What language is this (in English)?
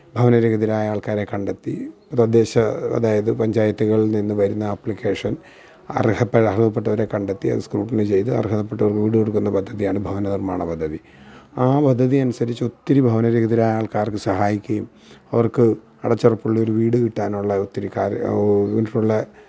Malayalam